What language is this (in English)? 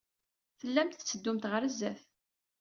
Kabyle